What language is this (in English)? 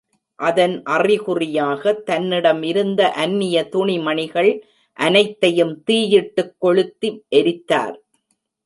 Tamil